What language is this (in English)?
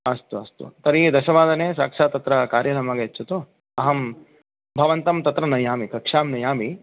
Sanskrit